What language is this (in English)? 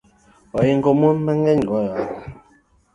Luo (Kenya and Tanzania)